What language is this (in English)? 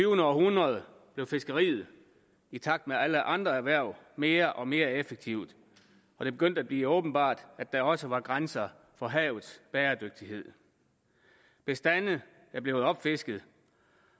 Danish